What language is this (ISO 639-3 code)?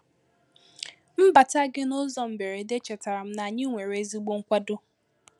ibo